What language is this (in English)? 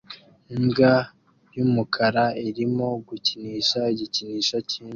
Kinyarwanda